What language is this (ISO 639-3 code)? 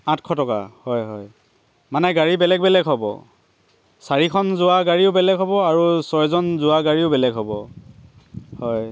asm